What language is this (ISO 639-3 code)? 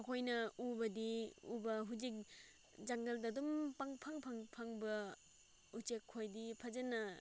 mni